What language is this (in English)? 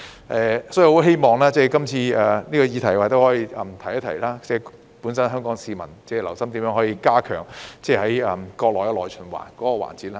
Cantonese